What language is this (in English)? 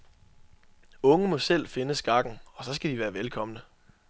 Danish